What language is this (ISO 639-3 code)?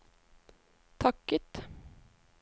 nor